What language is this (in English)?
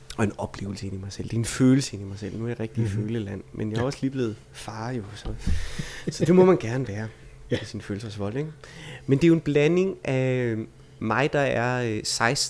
Danish